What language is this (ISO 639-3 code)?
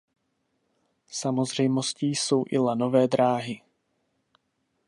ces